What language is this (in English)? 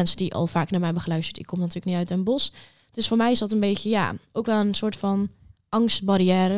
Dutch